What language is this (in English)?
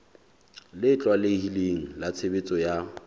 Southern Sotho